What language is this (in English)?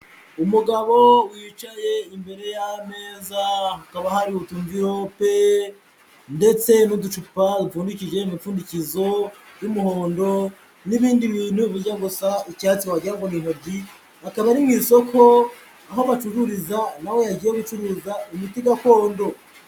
Kinyarwanda